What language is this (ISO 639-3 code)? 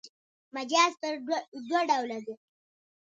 pus